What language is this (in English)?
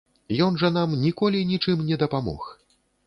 Belarusian